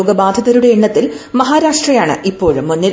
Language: Malayalam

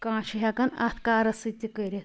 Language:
Kashmiri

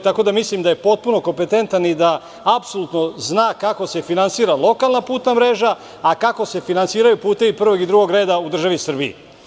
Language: Serbian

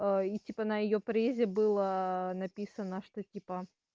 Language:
Russian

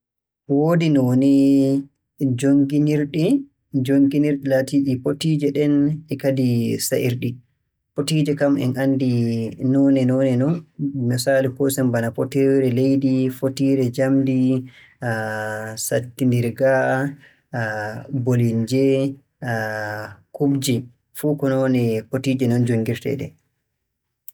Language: Borgu Fulfulde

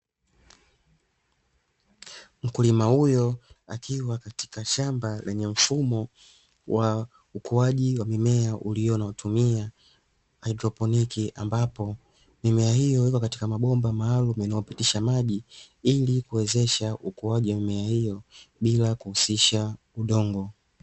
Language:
Swahili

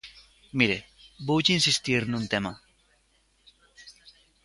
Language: Galician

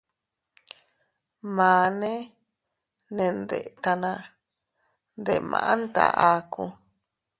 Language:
Teutila Cuicatec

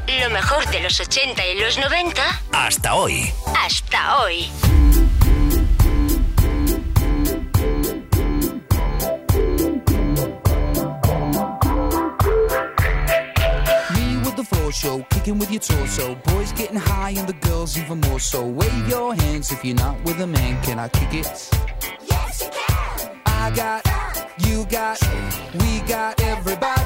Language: Spanish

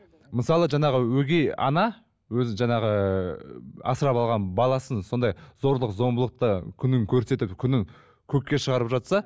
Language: Kazakh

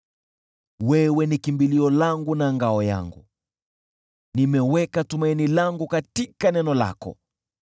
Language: Swahili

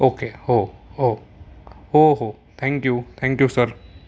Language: Marathi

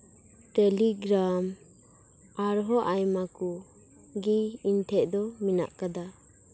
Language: Santali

